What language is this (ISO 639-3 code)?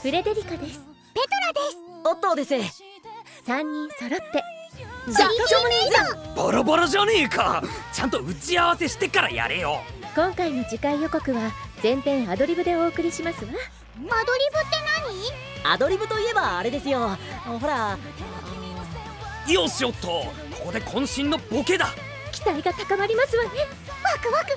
jpn